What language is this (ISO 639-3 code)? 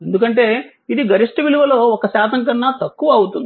tel